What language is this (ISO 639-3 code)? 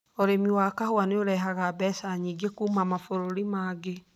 kik